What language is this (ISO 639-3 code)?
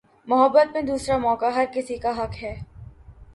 urd